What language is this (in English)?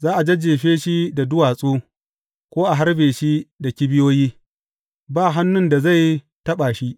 Hausa